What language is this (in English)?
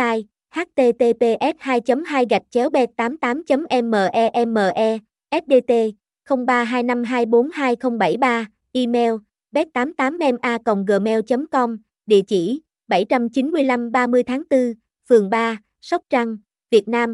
Vietnamese